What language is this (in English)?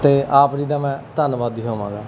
Punjabi